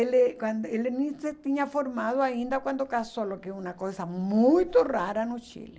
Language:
Portuguese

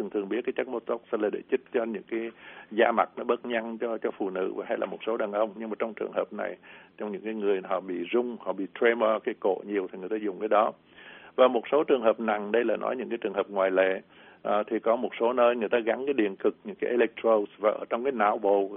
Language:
Vietnamese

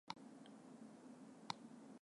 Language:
Japanese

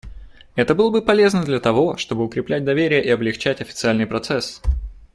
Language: Russian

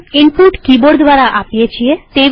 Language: Gujarati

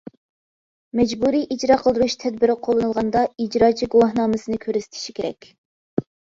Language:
Uyghur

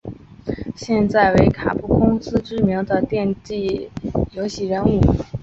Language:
Chinese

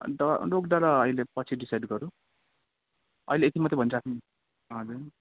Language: Nepali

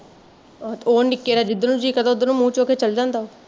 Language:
Punjabi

